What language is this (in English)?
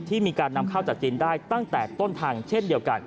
Thai